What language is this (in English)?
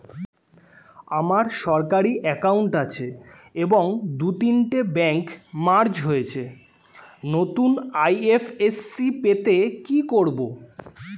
Bangla